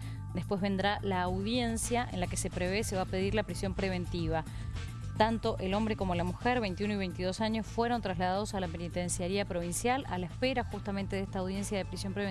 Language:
Spanish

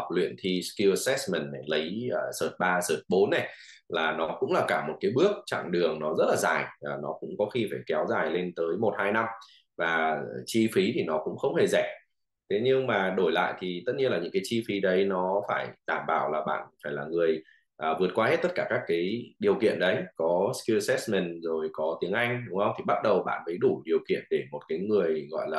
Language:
Vietnamese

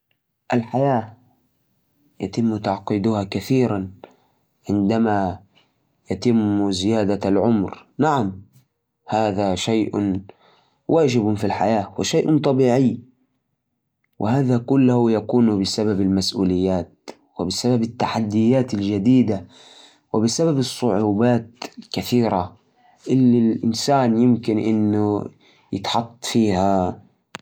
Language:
Najdi Arabic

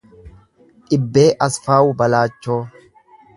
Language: Oromo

